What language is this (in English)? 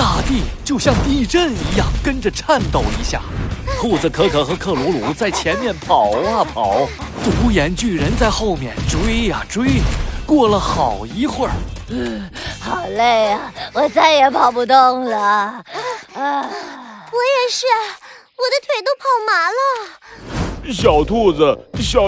Chinese